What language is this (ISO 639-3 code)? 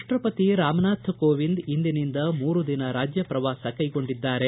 kan